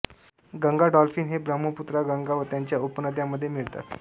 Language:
Marathi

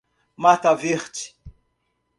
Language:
Portuguese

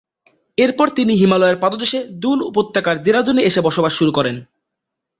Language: Bangla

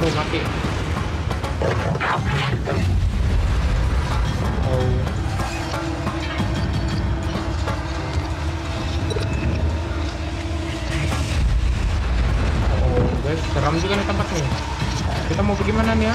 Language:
Spanish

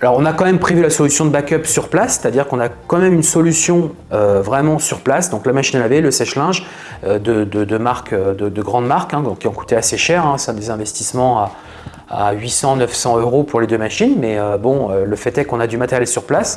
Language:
French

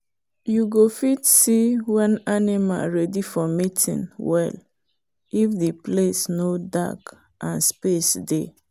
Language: Nigerian Pidgin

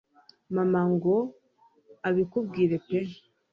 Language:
Kinyarwanda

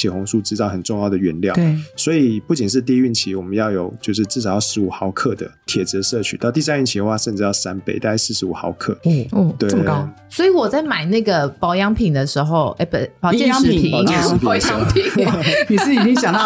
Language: Chinese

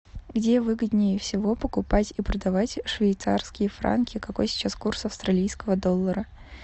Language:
Russian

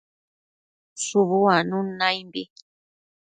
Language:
Matsés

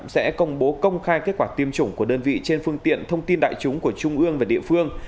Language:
Vietnamese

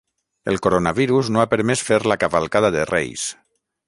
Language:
Catalan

